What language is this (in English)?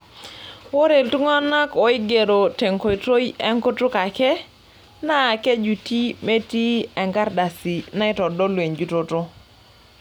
Masai